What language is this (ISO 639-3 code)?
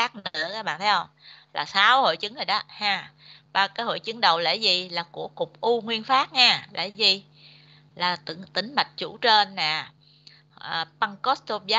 vie